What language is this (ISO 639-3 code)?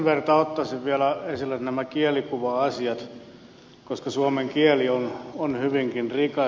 fin